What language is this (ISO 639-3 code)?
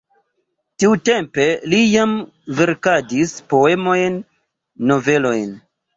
epo